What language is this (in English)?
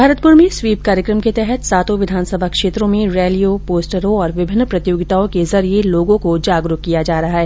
Hindi